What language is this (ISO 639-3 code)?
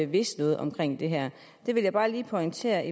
dan